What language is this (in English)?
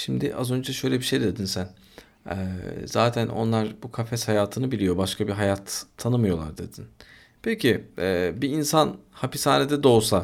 Turkish